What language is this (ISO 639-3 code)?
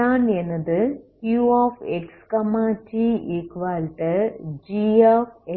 tam